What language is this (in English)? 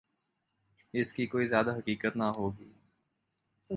Urdu